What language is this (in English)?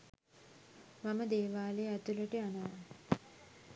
Sinhala